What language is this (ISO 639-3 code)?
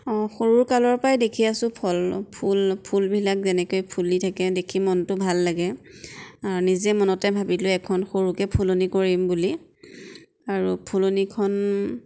asm